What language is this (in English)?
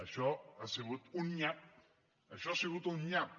Catalan